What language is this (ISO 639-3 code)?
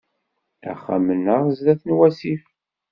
kab